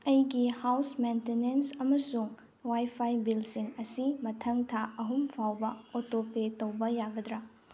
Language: Manipuri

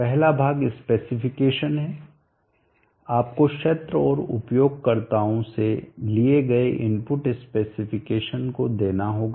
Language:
Hindi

